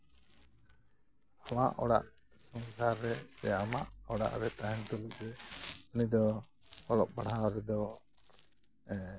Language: Santali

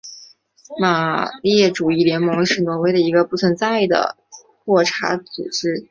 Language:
Chinese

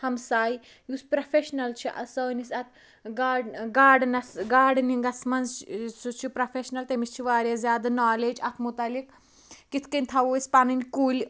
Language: Kashmiri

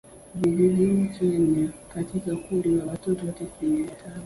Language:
Swahili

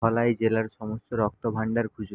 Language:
Bangla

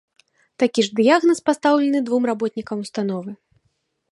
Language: Belarusian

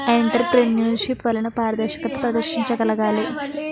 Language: Telugu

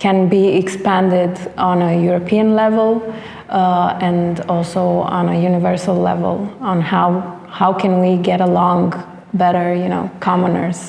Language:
English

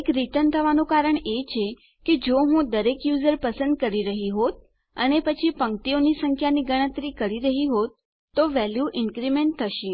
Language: Gujarati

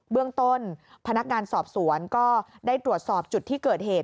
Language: Thai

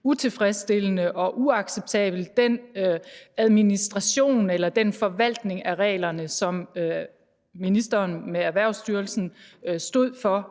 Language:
Danish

